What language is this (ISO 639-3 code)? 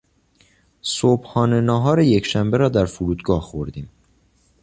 fas